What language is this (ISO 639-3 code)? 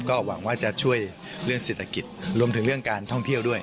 tha